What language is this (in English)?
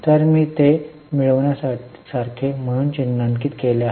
Marathi